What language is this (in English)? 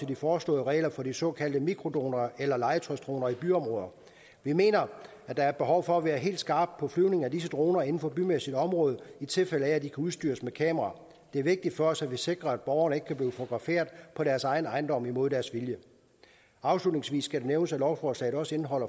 Danish